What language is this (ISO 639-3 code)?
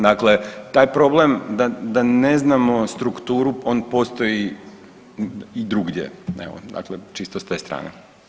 hrv